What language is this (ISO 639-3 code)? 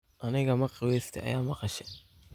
som